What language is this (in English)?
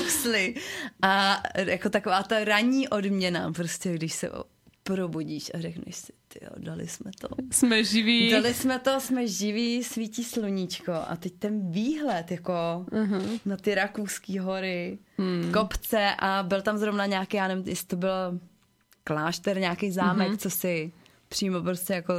Czech